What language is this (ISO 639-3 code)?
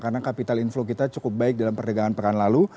ind